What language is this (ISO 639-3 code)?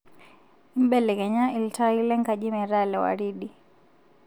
mas